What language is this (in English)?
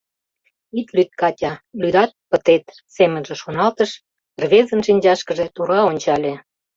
Mari